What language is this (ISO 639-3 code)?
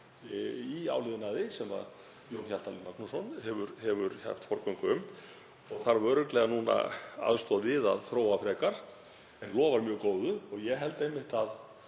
isl